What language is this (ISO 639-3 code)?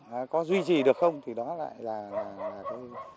vie